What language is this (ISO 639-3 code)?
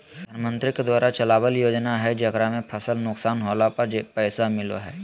mag